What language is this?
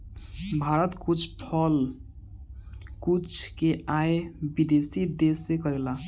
Bhojpuri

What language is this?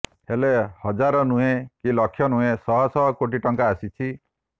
Odia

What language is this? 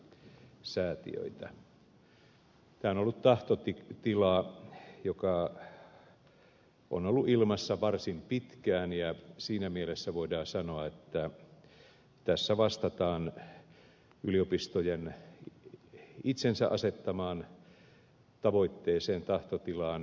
Finnish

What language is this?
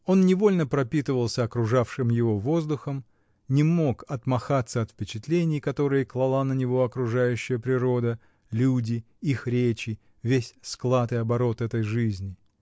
Russian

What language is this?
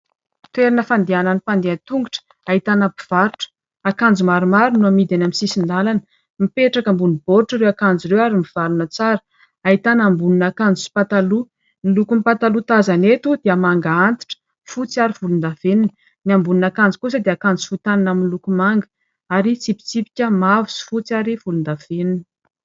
Malagasy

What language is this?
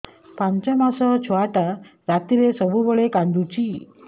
Odia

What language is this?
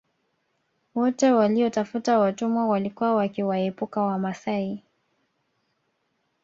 Swahili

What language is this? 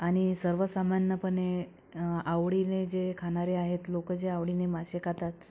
Marathi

